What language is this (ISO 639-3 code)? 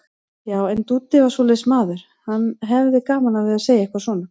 isl